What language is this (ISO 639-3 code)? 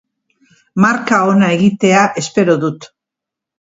eus